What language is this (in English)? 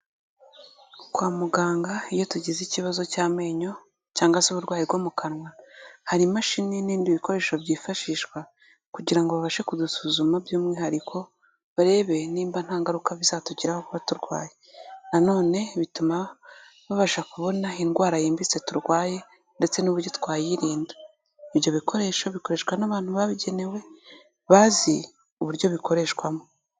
Kinyarwanda